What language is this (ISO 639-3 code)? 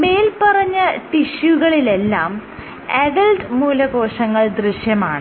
mal